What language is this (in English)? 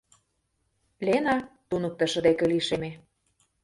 Mari